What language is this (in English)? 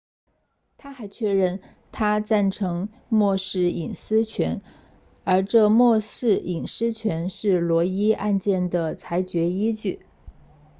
Chinese